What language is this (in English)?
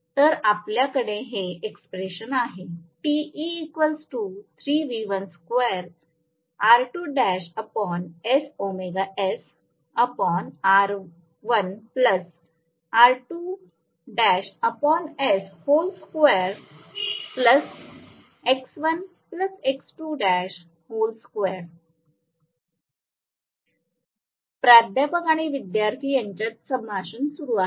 Marathi